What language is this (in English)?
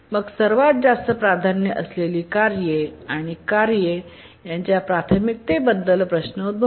Marathi